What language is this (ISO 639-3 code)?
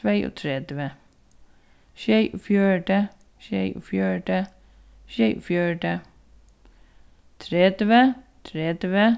fao